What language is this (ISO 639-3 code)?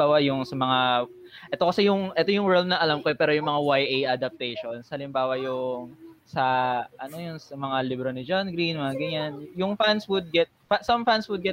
fil